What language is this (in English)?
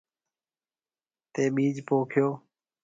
Marwari (Pakistan)